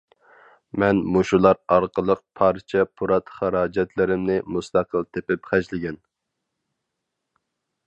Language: Uyghur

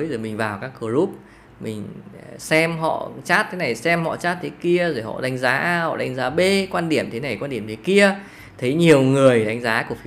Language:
Vietnamese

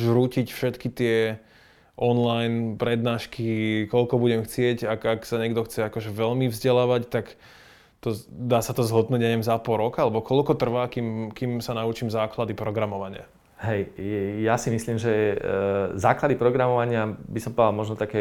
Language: Slovak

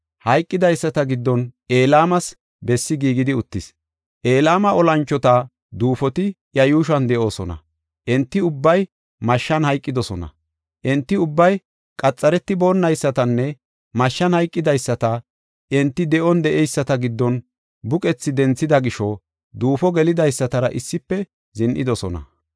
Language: Gofa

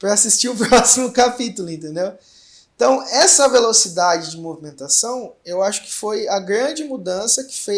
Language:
Portuguese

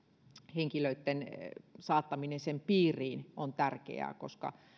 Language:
Finnish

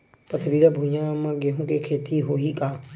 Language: Chhattisgarhi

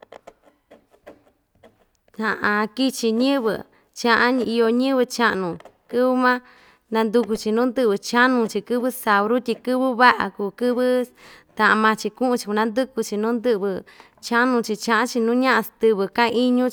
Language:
Ixtayutla Mixtec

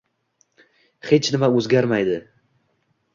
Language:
Uzbek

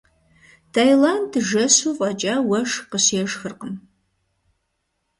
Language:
Kabardian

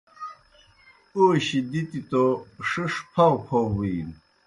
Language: Kohistani Shina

